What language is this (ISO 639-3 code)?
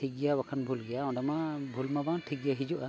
sat